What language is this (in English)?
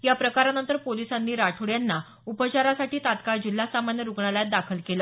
Marathi